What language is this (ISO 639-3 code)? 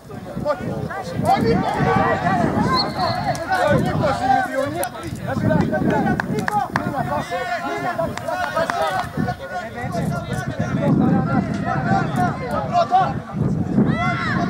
ell